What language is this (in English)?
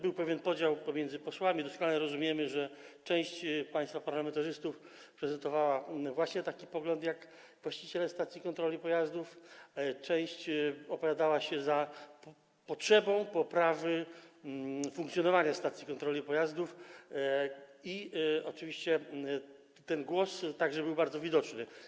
Polish